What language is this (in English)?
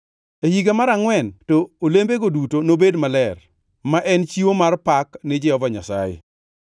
Luo (Kenya and Tanzania)